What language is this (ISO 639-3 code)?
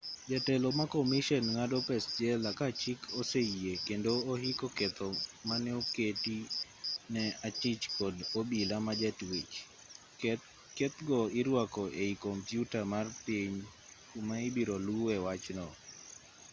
luo